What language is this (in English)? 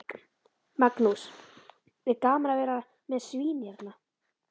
Icelandic